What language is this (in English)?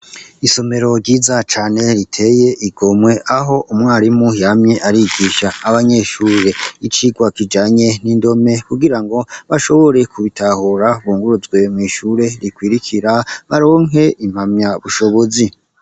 Rundi